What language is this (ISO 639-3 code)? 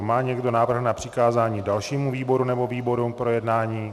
ces